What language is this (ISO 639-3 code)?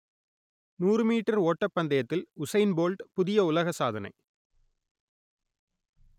tam